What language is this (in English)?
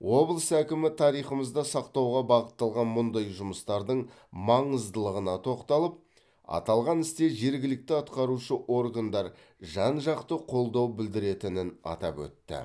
Kazakh